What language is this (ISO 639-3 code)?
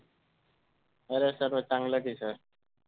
mar